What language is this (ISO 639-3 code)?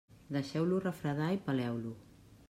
cat